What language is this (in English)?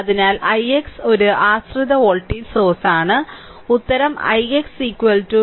Malayalam